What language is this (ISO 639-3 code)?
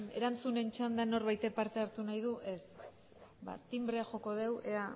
eus